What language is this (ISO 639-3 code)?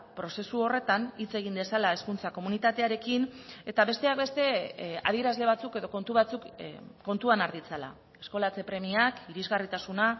eus